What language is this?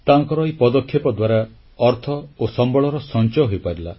Odia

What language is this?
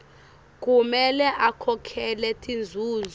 Swati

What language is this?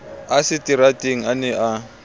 Southern Sotho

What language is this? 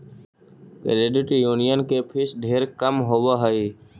Magahi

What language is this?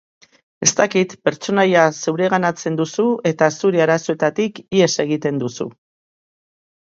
Basque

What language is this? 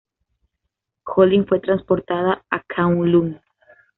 Spanish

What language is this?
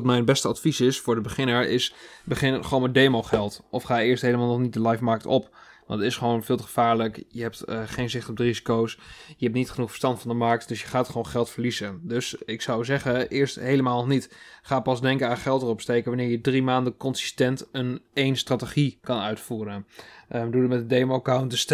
Dutch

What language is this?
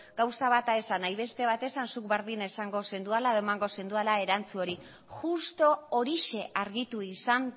Basque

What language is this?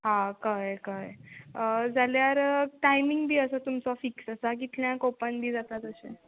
Konkani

